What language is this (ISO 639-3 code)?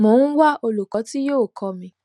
yor